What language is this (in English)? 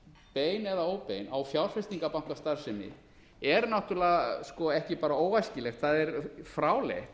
Icelandic